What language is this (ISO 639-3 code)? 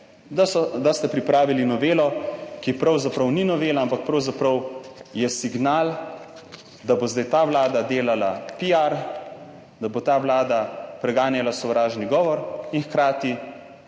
slv